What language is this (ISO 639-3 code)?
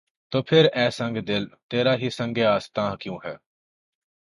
urd